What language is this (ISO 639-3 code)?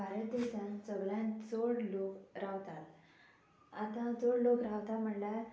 kok